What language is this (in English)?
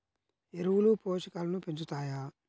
Telugu